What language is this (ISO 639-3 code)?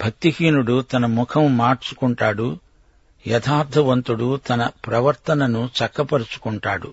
tel